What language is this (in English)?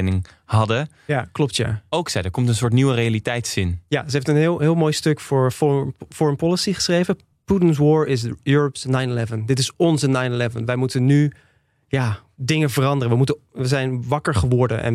Dutch